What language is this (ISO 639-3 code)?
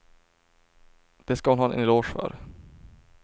swe